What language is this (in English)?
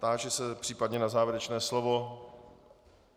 Czech